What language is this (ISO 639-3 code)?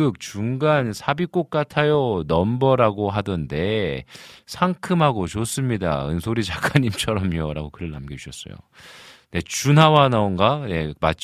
kor